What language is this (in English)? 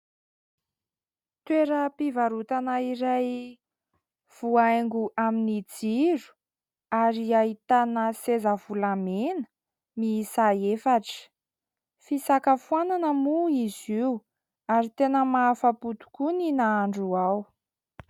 Malagasy